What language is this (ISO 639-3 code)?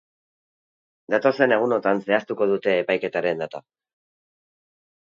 eus